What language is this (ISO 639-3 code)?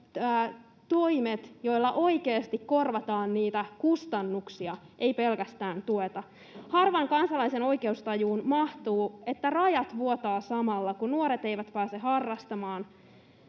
fin